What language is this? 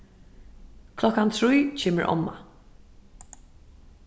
Faroese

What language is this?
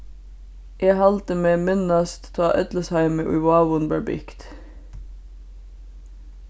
Faroese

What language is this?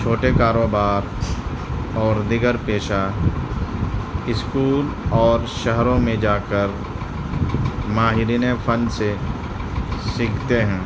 Urdu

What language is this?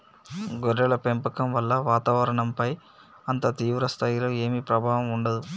Telugu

